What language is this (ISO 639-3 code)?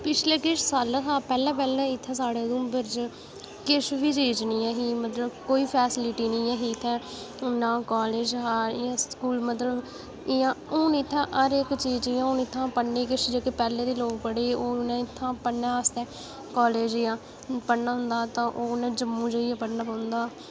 doi